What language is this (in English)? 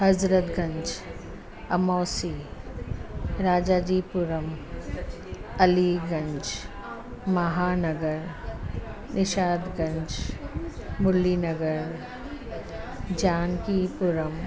Sindhi